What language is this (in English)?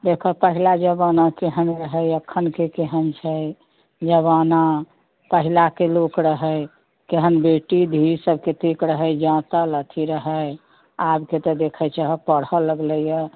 Maithili